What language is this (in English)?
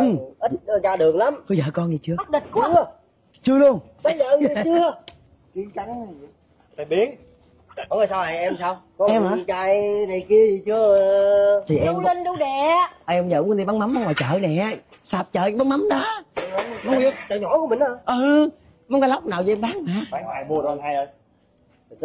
Vietnamese